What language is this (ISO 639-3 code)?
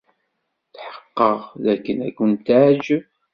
kab